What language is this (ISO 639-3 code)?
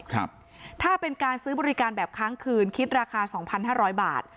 tha